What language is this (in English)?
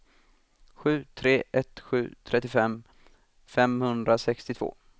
Swedish